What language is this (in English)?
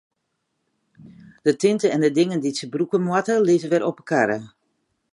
Western Frisian